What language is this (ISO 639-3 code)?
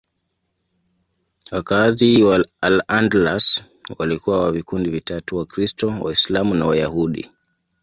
swa